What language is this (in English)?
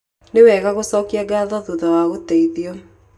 Kikuyu